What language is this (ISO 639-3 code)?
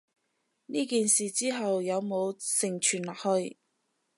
yue